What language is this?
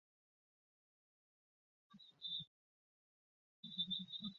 Chinese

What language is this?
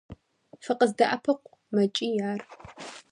Kabardian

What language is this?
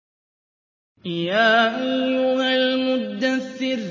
Arabic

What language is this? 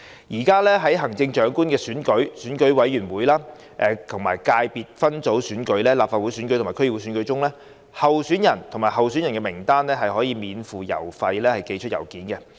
Cantonese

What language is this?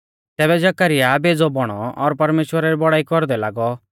Mahasu Pahari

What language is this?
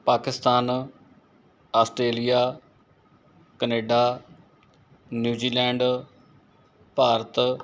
Punjabi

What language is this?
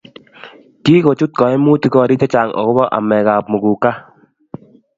Kalenjin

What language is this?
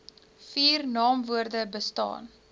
Afrikaans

